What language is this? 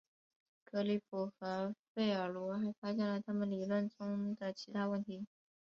Chinese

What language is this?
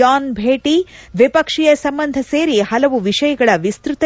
Kannada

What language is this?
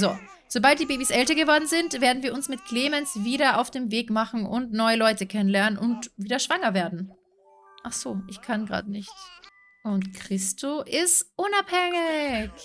German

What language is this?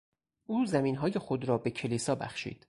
Persian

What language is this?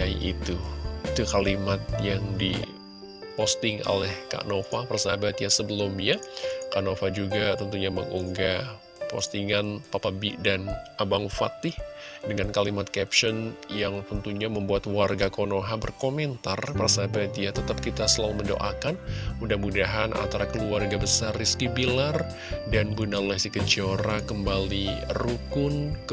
Indonesian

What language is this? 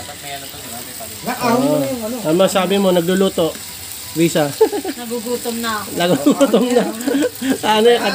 Filipino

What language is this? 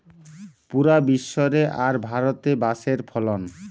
Bangla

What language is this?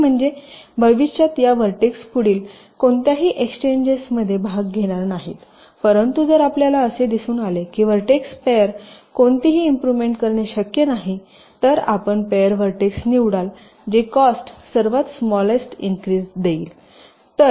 Marathi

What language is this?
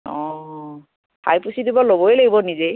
Assamese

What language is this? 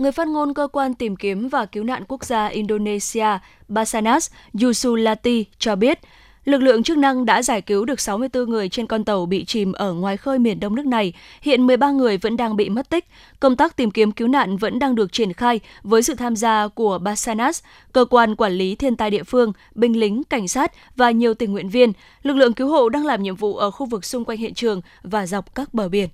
Vietnamese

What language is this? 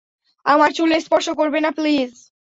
Bangla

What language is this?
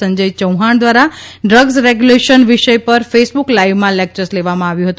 Gujarati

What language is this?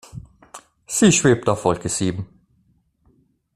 German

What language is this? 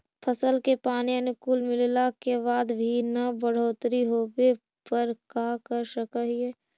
Magahi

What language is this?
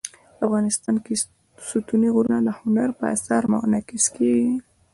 Pashto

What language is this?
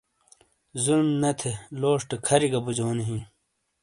Shina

